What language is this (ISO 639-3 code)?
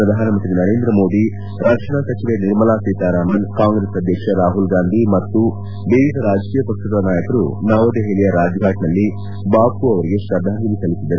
kan